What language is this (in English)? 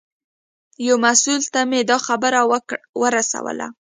Pashto